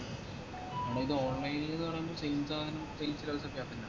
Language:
Malayalam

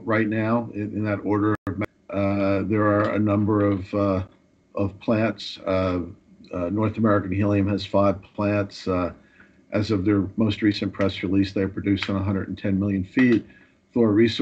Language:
English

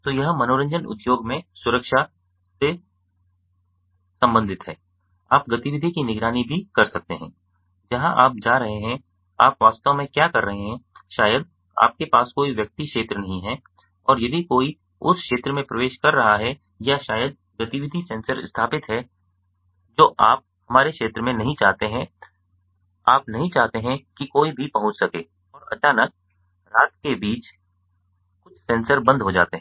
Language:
Hindi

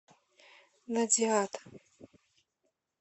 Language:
Russian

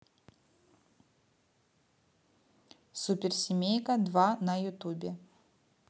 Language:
Russian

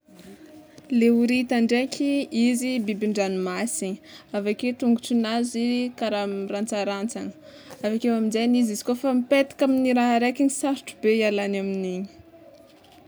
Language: Tsimihety Malagasy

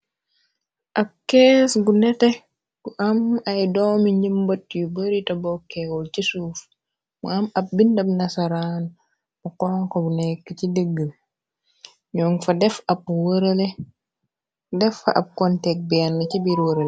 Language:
Wolof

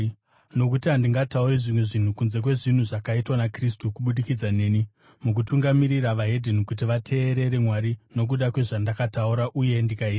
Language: Shona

